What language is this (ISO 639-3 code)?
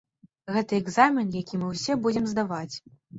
bel